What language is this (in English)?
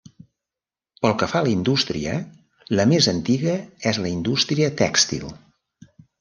Catalan